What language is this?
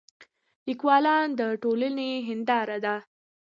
Pashto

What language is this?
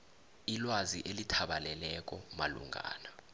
South Ndebele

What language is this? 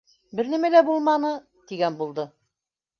Bashkir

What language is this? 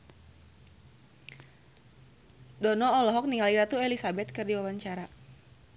Sundanese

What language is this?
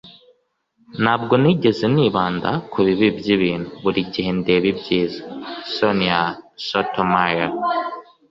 Kinyarwanda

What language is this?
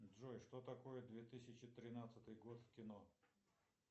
Russian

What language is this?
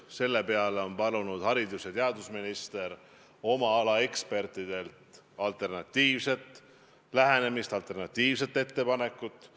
Estonian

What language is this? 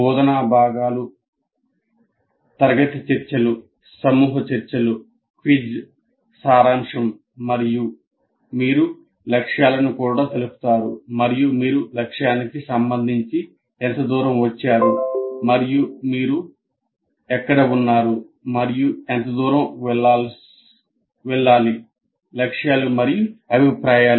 Telugu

